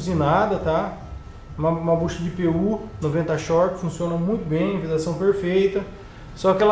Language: Portuguese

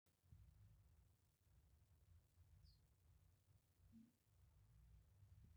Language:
Masai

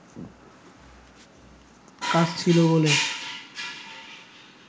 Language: Bangla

